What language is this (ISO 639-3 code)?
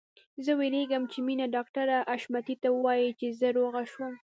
pus